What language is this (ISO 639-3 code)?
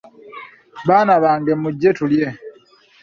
lug